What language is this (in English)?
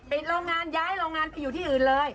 Thai